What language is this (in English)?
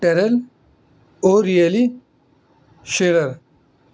Urdu